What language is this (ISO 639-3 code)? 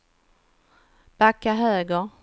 swe